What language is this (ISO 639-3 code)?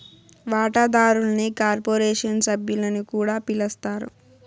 tel